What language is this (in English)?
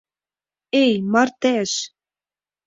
Mari